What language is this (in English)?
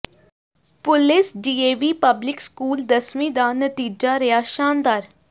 Punjabi